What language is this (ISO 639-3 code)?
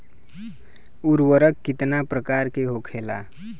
bho